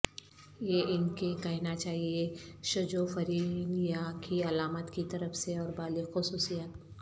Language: Urdu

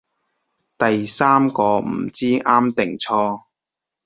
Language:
Cantonese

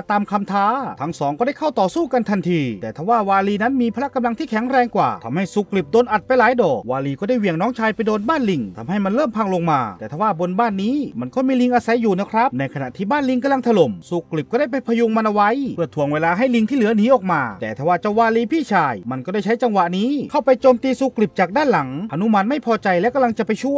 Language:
Thai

